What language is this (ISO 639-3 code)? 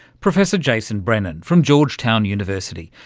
eng